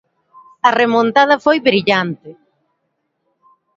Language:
Galician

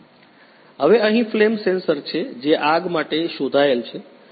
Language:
Gujarati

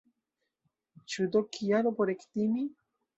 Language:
Esperanto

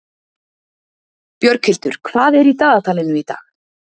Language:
Icelandic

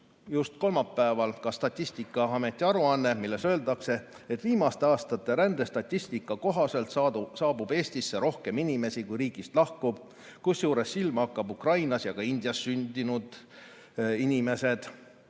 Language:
Estonian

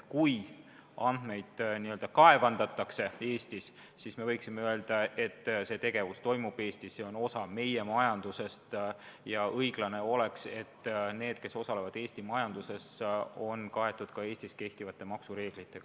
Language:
Estonian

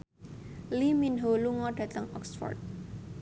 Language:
Javanese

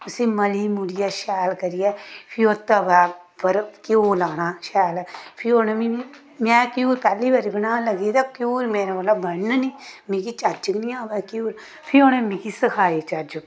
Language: Dogri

